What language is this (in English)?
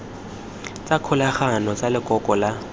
Tswana